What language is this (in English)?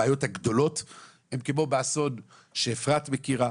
Hebrew